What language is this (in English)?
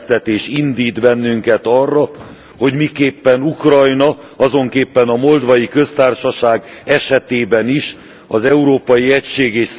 Hungarian